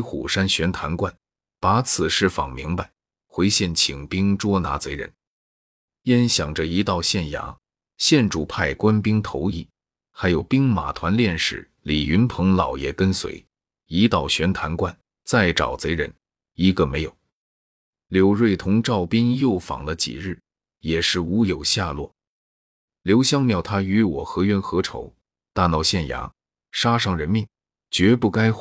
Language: Chinese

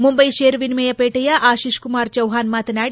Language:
Kannada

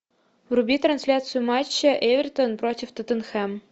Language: Russian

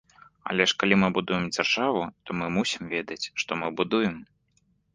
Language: Belarusian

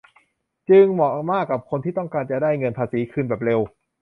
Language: Thai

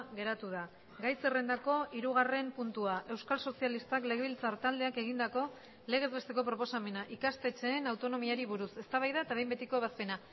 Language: Basque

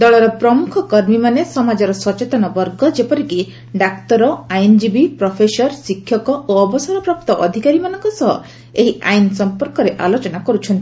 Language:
Odia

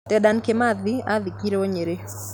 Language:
Kikuyu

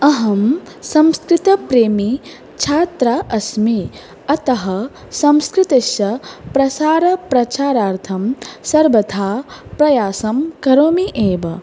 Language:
Sanskrit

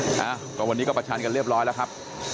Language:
Thai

